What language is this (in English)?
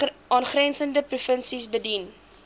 Afrikaans